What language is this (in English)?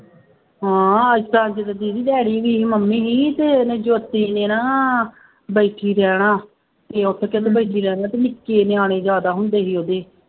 Punjabi